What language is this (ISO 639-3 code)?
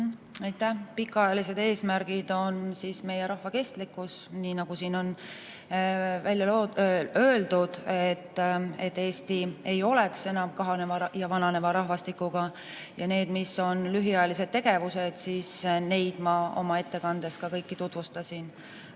est